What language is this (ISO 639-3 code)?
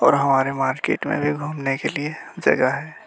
hin